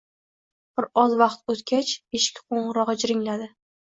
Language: Uzbek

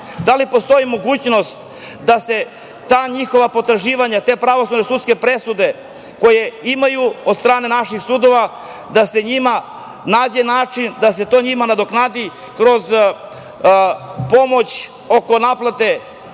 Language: Serbian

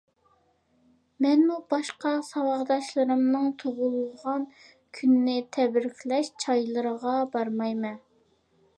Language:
Uyghur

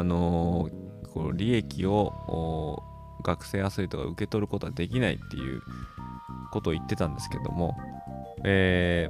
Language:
Japanese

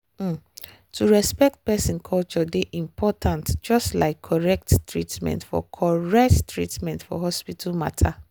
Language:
Nigerian Pidgin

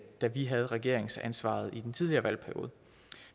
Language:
Danish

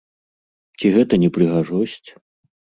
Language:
Belarusian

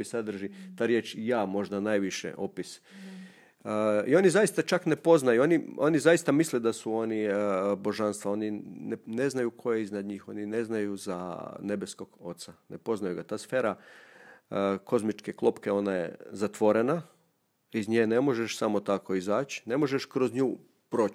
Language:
Croatian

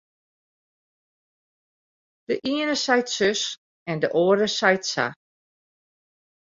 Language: Western Frisian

